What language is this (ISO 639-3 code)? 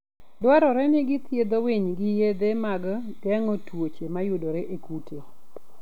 luo